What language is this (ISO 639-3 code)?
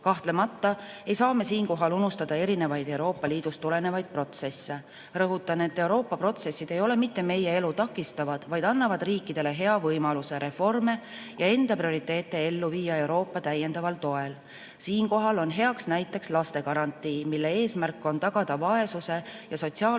est